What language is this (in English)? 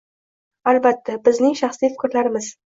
Uzbek